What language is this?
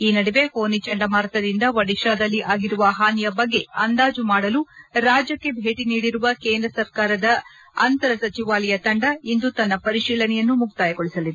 Kannada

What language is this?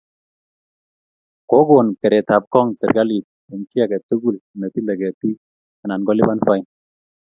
Kalenjin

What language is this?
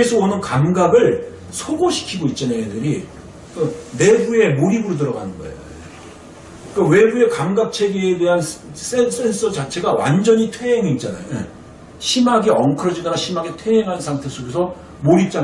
Korean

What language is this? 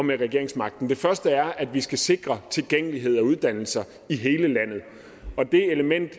Danish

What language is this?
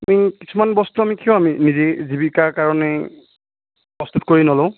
Assamese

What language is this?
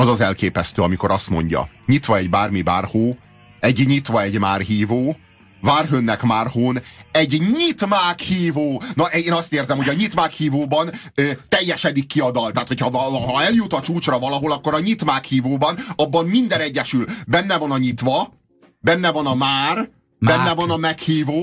Hungarian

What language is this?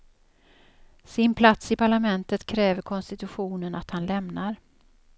Swedish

